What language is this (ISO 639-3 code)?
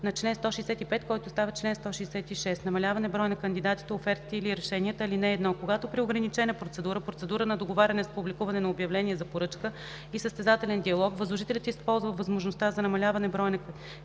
bul